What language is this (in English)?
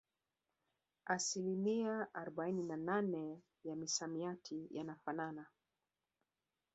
Swahili